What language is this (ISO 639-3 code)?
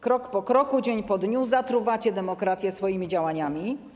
pol